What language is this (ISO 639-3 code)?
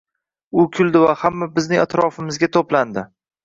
uzb